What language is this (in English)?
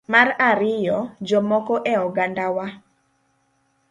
Luo (Kenya and Tanzania)